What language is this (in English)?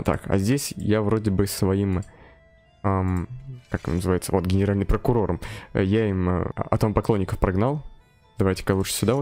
Russian